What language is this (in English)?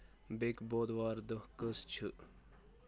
Kashmiri